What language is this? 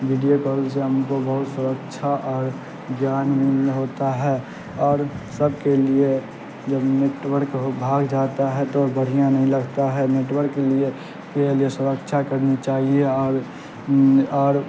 Urdu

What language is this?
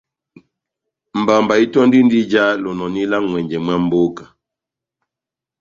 Batanga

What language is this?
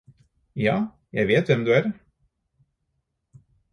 Norwegian Bokmål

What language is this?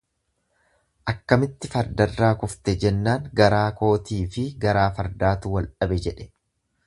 Oromo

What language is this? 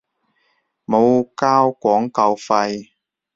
Cantonese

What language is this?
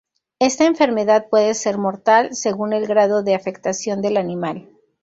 Spanish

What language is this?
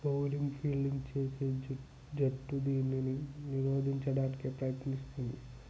Telugu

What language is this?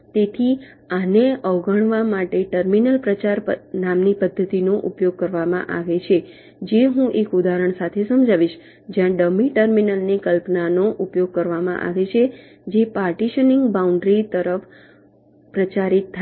Gujarati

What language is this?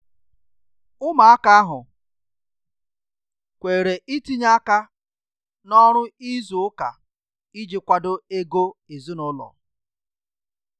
Igbo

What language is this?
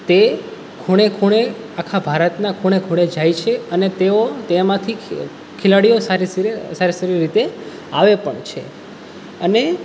Gujarati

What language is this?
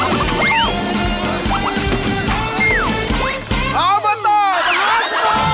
Thai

